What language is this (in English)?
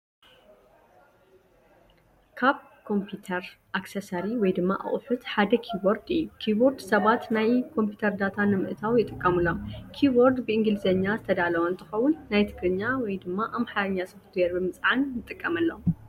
Tigrinya